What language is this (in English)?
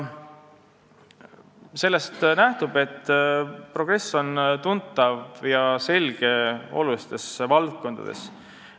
Estonian